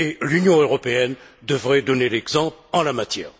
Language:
French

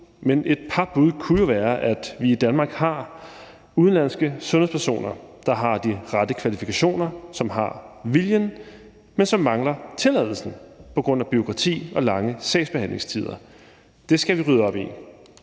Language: Danish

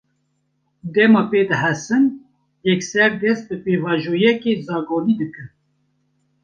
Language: Kurdish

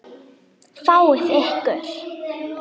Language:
Icelandic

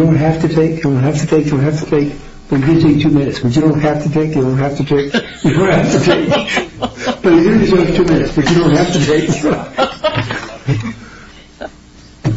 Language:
English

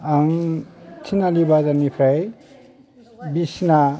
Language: Bodo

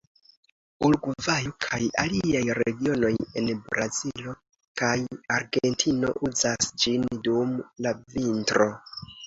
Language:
Esperanto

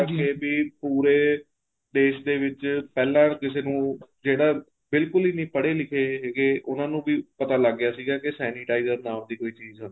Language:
Punjabi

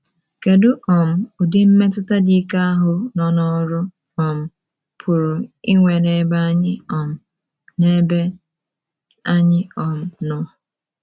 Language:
Igbo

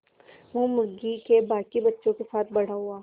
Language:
Hindi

